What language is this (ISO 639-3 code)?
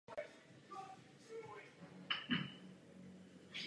ces